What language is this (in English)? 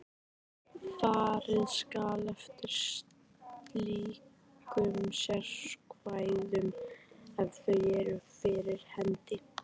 Icelandic